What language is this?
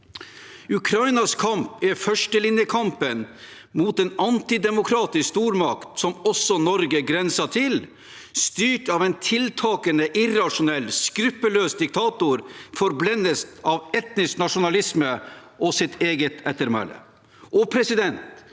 Norwegian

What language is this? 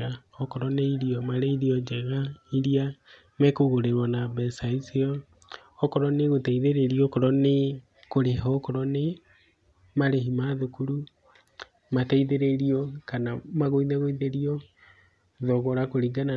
Kikuyu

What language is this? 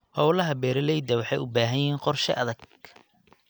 Somali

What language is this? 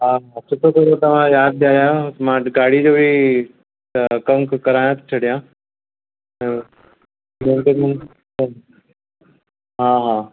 Sindhi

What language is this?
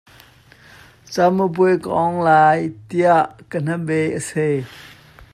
Hakha Chin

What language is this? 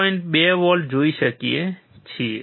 Gujarati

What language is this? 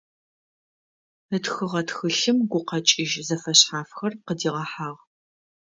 Adyghe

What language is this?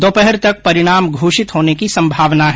Hindi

